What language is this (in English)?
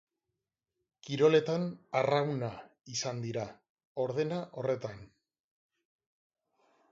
Basque